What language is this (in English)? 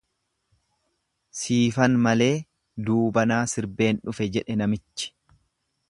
Oromo